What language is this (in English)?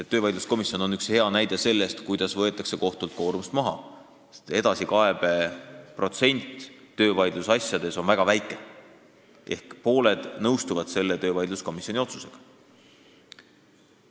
Estonian